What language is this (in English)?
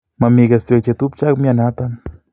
Kalenjin